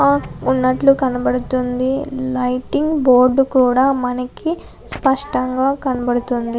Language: Telugu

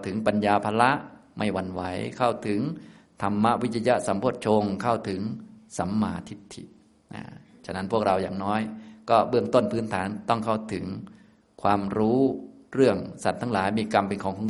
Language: Thai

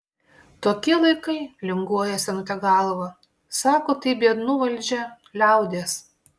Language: Lithuanian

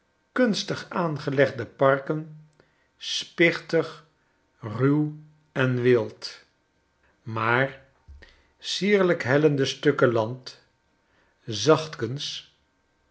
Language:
Dutch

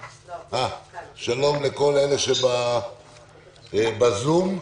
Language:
Hebrew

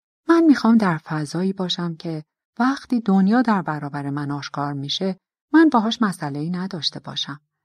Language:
Persian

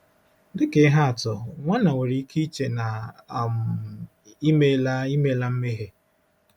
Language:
Igbo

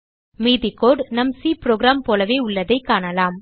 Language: Tamil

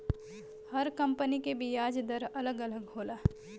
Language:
Bhojpuri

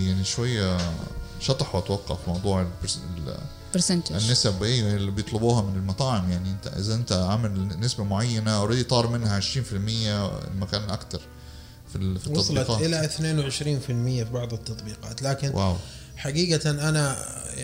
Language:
Arabic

